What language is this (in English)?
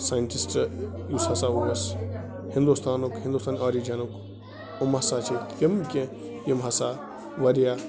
Kashmiri